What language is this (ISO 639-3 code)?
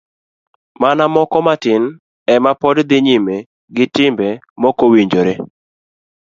luo